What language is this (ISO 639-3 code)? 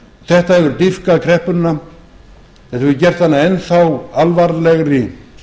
isl